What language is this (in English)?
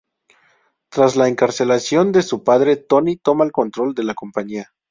Spanish